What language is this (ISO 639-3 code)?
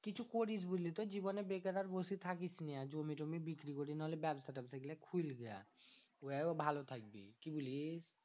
ben